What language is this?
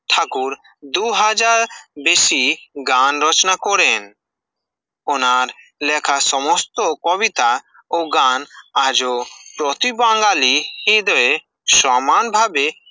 Bangla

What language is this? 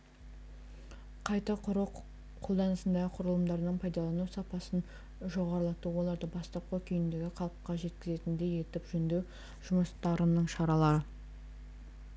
Kazakh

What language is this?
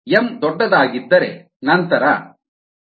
Kannada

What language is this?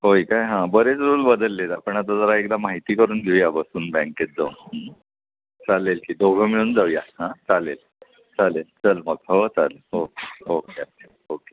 Marathi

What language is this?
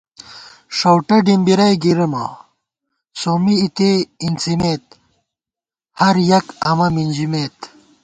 Gawar-Bati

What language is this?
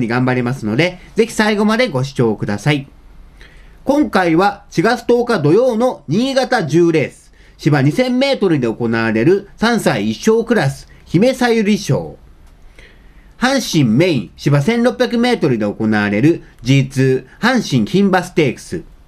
Japanese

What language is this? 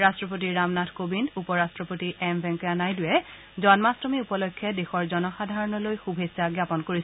Assamese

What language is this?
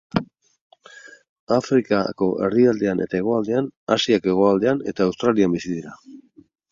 Basque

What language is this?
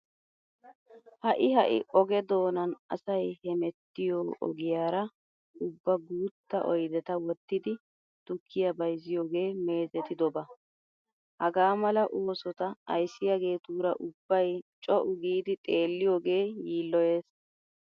Wolaytta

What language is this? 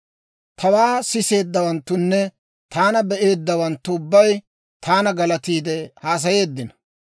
Dawro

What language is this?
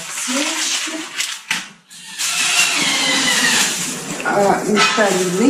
Russian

